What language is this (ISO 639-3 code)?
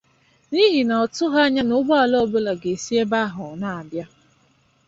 ibo